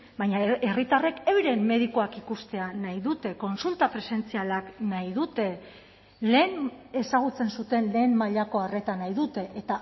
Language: Basque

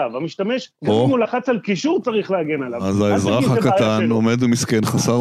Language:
Hebrew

